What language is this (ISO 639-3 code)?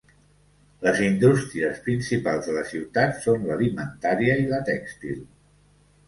cat